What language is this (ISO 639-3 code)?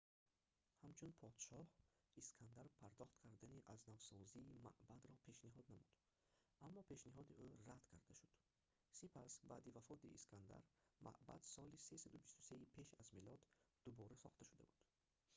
tgk